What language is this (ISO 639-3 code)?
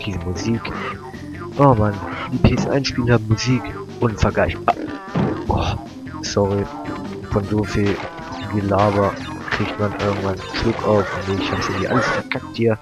deu